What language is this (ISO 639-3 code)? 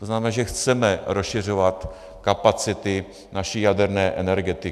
ces